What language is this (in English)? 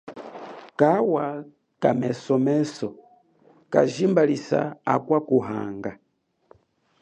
Chokwe